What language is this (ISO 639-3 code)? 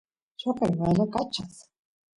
qus